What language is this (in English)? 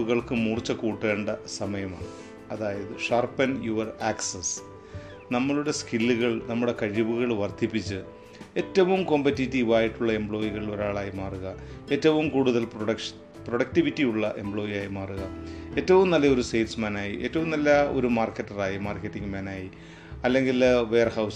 Malayalam